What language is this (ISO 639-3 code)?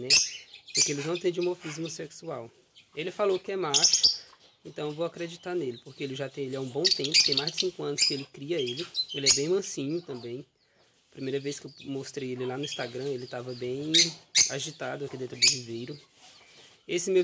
por